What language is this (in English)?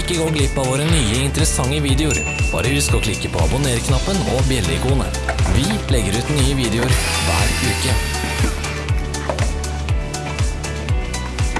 Norwegian